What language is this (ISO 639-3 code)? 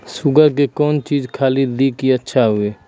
mai